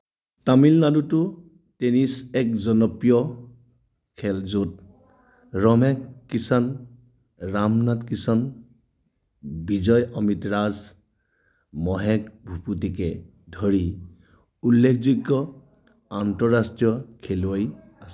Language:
Assamese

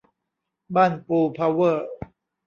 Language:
Thai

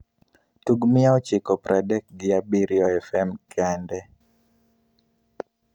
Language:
Luo (Kenya and Tanzania)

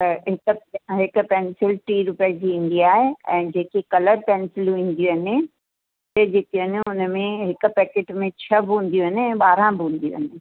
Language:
Sindhi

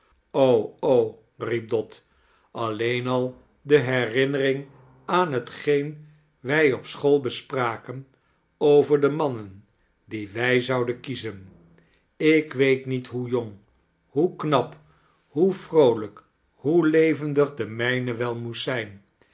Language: Dutch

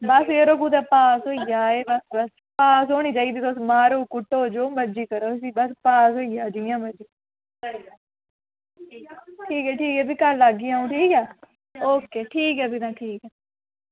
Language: Dogri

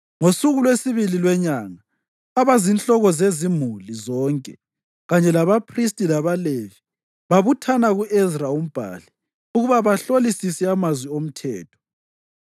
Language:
North Ndebele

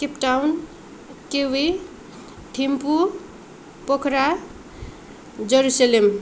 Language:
Nepali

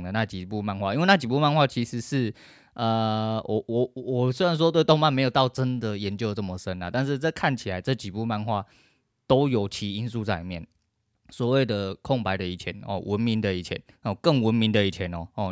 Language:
Chinese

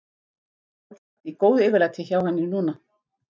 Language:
Icelandic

